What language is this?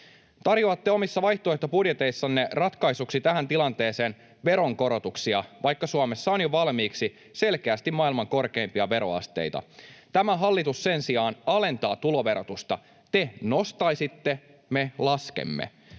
Finnish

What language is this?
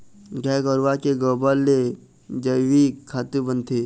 Chhattisgarhi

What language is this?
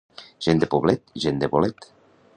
Catalan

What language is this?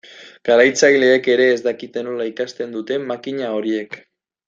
Basque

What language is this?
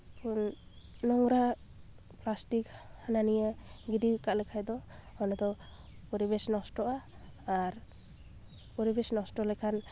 Santali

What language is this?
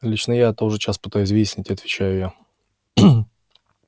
Russian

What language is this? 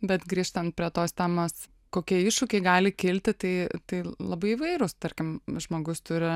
Lithuanian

